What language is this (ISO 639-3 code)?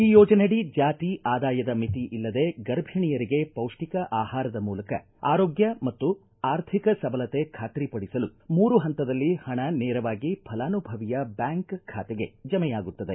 kan